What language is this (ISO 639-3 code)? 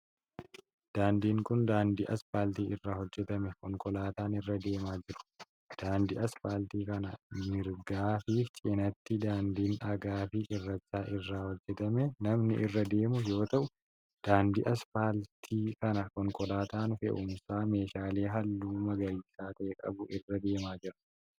orm